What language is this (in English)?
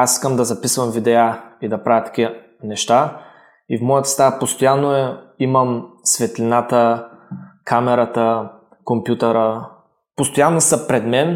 Bulgarian